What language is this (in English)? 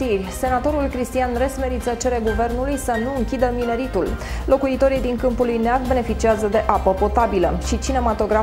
Romanian